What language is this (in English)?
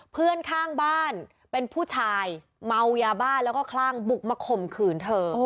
Thai